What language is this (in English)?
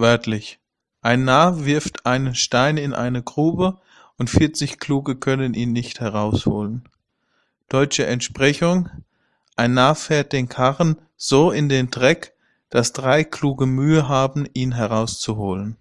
German